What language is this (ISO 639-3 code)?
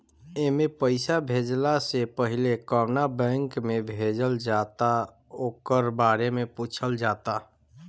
bho